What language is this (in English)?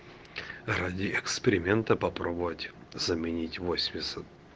Russian